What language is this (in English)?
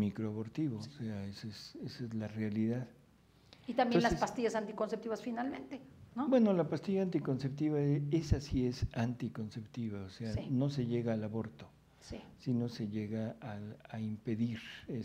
Spanish